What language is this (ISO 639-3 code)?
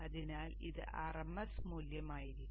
mal